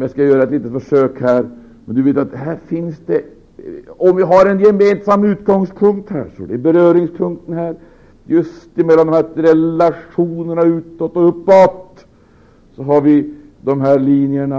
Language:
Swedish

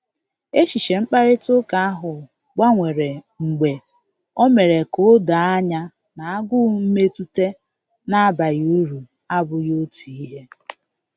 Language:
Igbo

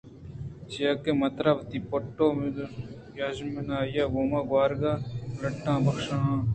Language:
Eastern Balochi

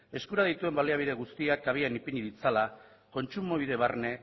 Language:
Basque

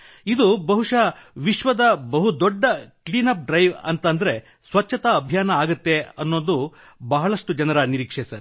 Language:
Kannada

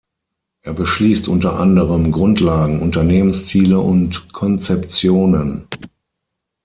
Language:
German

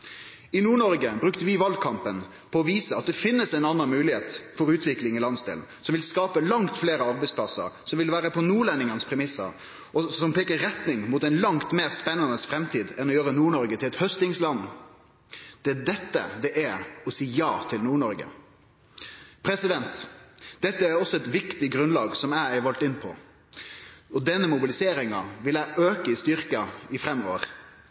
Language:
Norwegian Nynorsk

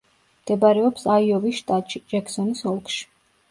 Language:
Georgian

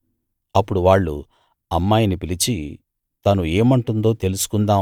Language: Telugu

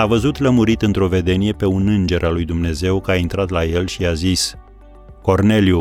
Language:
Romanian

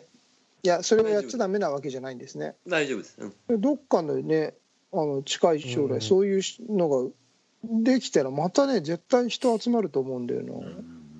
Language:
Japanese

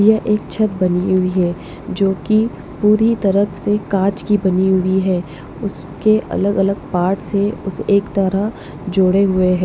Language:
Hindi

